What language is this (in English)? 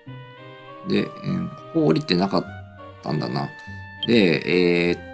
Japanese